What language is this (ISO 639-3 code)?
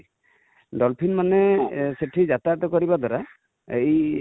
ori